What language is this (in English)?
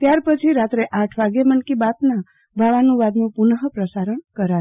Gujarati